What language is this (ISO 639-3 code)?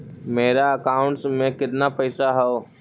mag